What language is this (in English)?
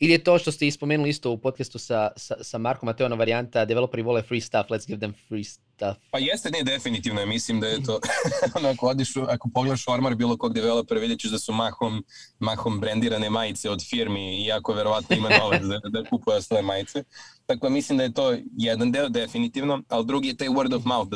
Croatian